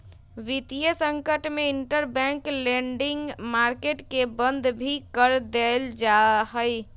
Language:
Magahi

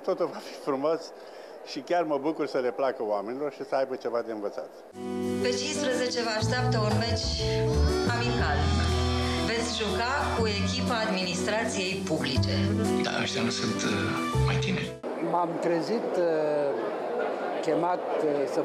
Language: Romanian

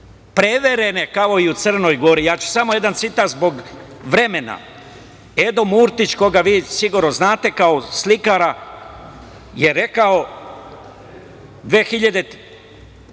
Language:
Serbian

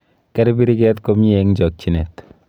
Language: Kalenjin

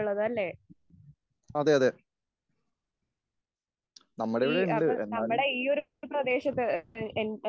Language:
Malayalam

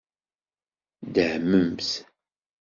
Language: Kabyle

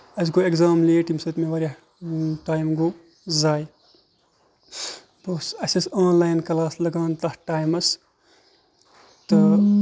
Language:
Kashmiri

